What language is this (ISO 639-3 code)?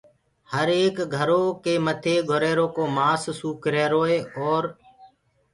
ggg